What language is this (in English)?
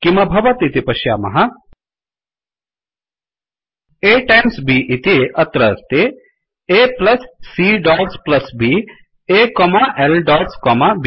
Sanskrit